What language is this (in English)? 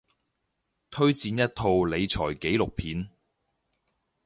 Cantonese